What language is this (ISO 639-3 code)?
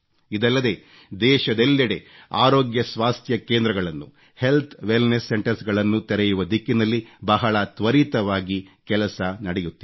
kan